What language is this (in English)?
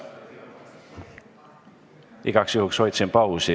Estonian